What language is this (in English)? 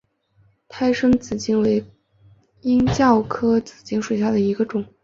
Chinese